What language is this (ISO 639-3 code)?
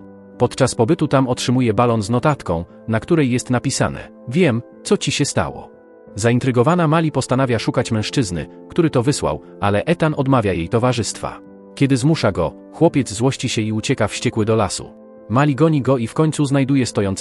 pol